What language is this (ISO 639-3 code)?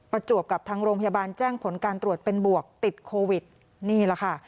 tha